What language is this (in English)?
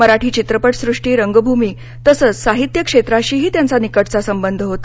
Marathi